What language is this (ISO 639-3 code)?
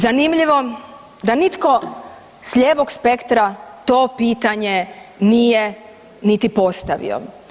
hrv